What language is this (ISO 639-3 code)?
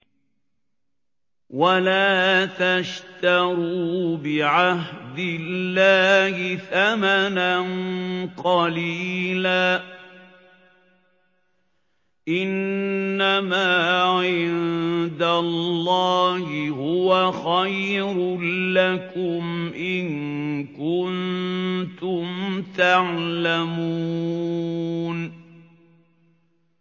ara